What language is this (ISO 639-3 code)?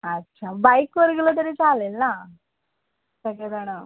mar